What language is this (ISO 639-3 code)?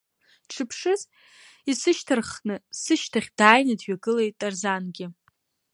abk